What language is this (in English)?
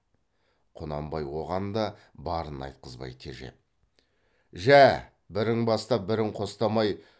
Kazakh